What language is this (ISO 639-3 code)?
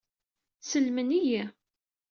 kab